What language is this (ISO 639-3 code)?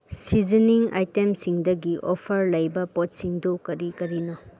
mni